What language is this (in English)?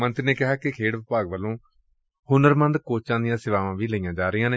Punjabi